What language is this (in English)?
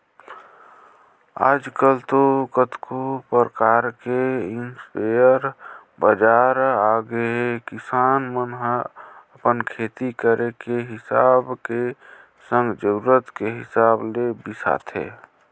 Chhattisgarhi